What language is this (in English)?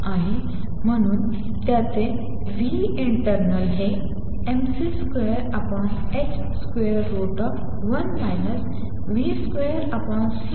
Marathi